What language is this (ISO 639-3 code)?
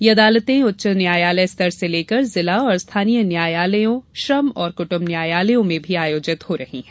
hin